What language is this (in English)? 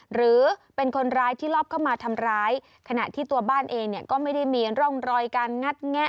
Thai